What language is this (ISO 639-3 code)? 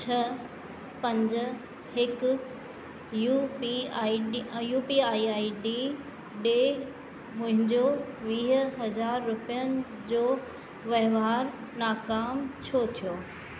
snd